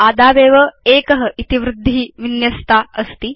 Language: Sanskrit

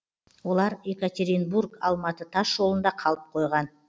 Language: Kazakh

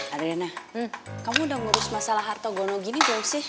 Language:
Indonesian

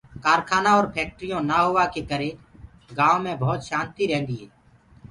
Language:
Gurgula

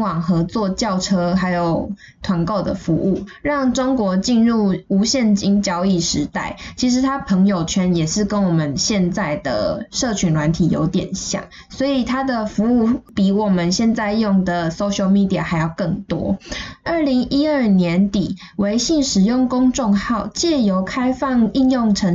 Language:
Chinese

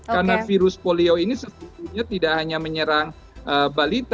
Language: Indonesian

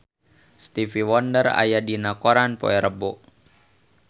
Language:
Sundanese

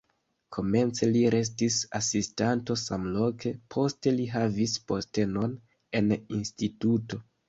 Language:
Esperanto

